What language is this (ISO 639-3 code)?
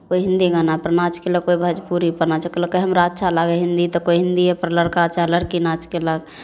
mai